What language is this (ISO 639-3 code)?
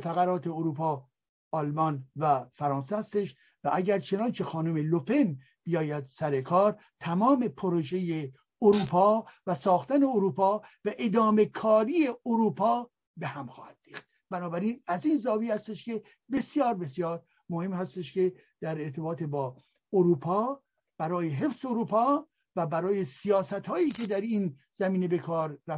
fas